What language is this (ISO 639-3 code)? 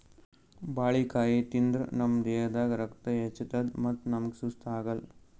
kan